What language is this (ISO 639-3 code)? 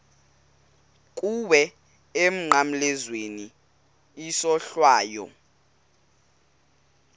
xho